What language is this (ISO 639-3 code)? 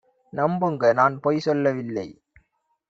tam